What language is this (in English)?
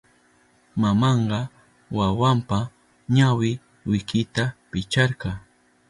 Southern Pastaza Quechua